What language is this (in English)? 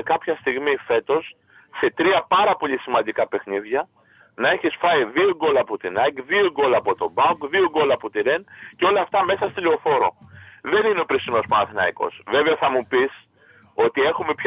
Greek